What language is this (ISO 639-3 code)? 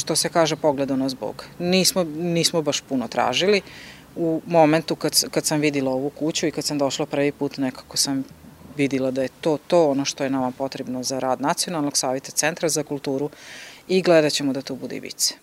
hrv